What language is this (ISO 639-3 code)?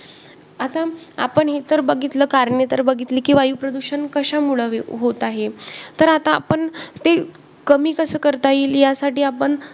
mar